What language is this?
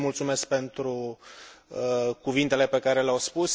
Romanian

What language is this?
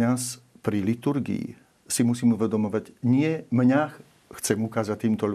Slovak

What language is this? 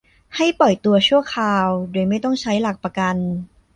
Thai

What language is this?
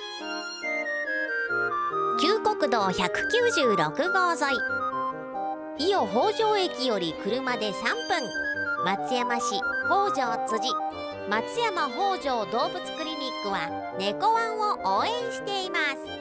Japanese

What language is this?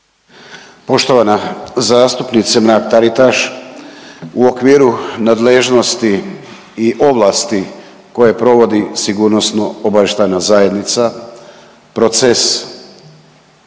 Croatian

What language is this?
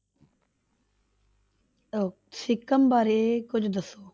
Punjabi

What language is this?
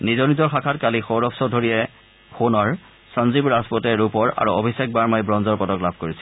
Assamese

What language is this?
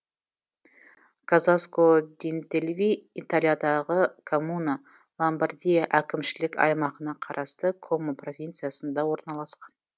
Kazakh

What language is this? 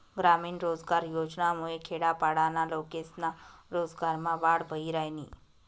Marathi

